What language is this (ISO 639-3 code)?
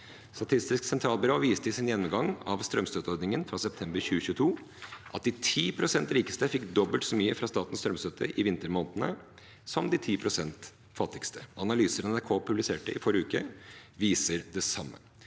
nor